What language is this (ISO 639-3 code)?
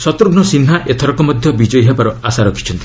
ori